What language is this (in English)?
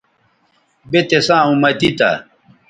Bateri